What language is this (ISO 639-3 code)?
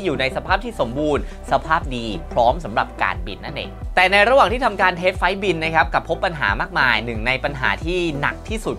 tha